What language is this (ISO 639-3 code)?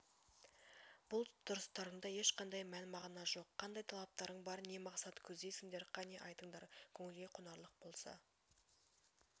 kaz